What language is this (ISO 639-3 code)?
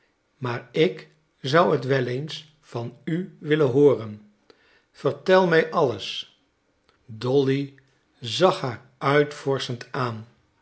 nld